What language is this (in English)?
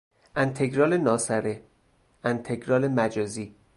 Persian